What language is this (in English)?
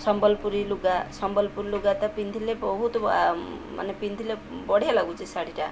Odia